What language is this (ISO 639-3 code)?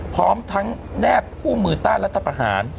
tha